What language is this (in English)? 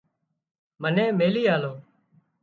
Wadiyara Koli